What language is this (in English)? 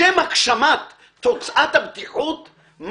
Hebrew